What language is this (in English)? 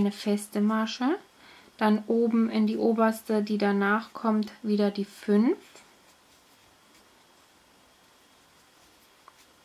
German